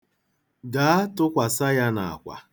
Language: Igbo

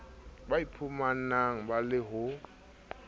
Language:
Southern Sotho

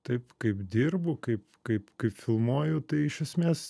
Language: Lithuanian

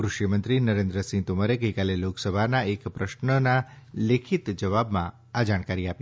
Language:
Gujarati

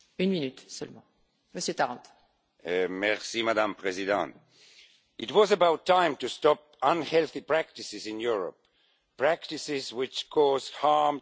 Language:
English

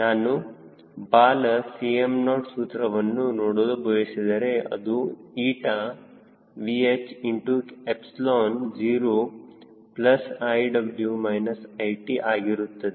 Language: Kannada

